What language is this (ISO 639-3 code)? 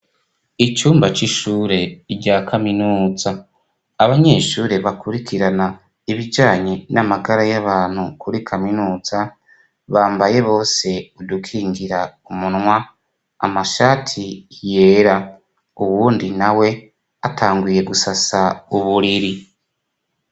run